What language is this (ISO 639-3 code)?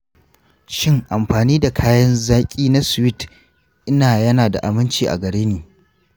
hau